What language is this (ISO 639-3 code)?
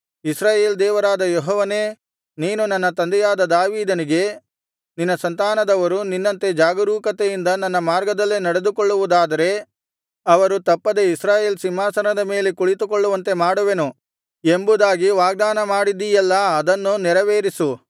kan